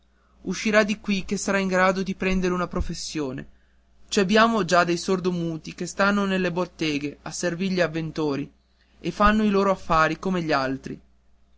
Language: Italian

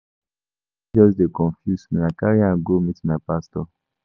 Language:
Nigerian Pidgin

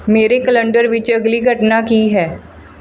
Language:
Punjabi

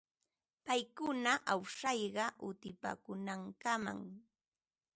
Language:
Ambo-Pasco Quechua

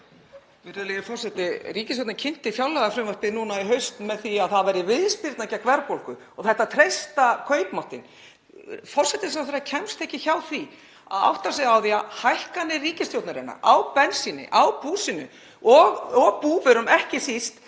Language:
Icelandic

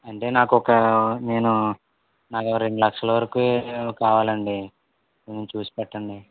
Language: Telugu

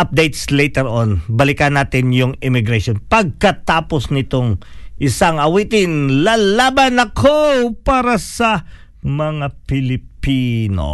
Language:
Filipino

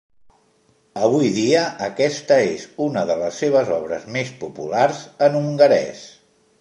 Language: Catalan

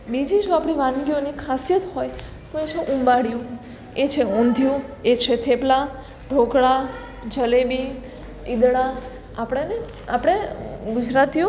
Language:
Gujarati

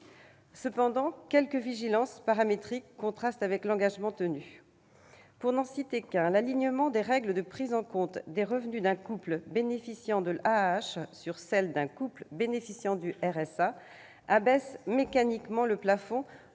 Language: French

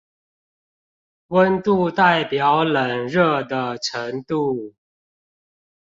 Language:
Chinese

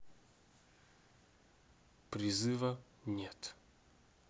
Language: Russian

